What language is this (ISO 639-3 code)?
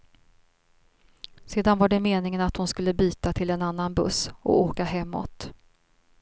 swe